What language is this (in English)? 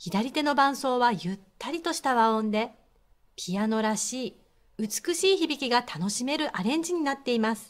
Japanese